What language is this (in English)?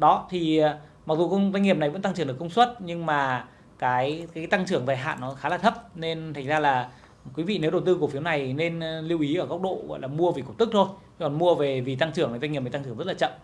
Vietnamese